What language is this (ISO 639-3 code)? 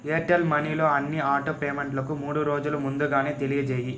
tel